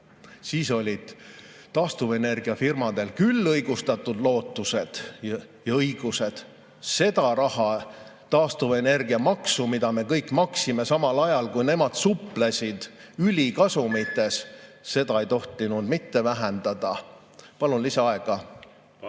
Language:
Estonian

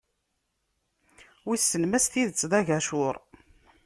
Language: Kabyle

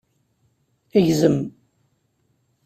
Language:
Kabyle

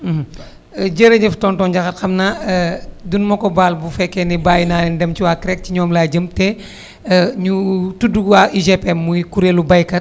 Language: Wolof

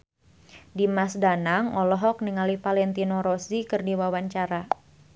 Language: Sundanese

